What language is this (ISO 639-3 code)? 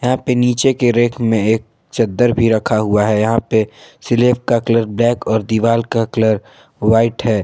hin